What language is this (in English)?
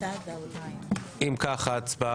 Hebrew